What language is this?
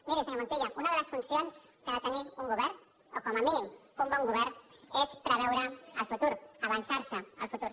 Catalan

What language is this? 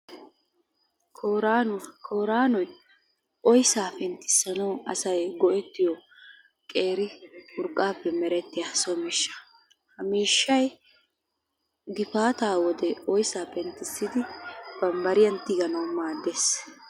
Wolaytta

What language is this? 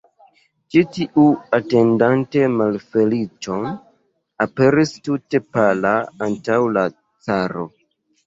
Esperanto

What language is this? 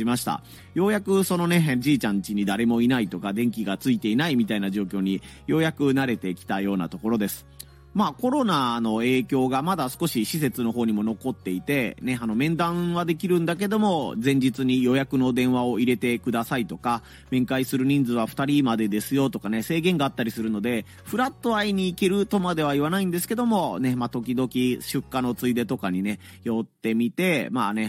Japanese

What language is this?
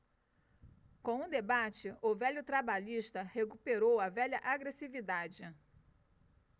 Portuguese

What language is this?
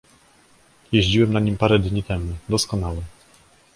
Polish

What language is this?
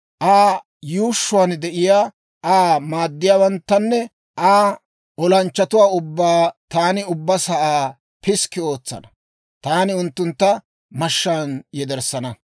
Dawro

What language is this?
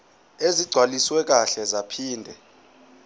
Zulu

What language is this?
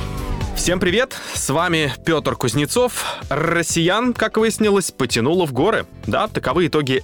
Russian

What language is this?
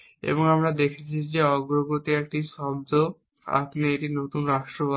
Bangla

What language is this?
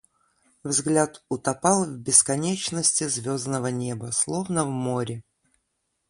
Russian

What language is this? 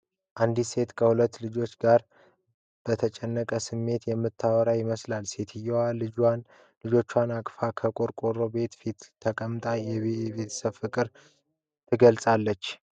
Amharic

